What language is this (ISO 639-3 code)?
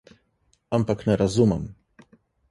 slv